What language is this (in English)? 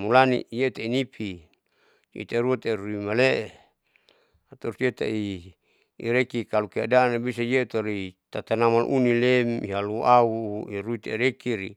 Saleman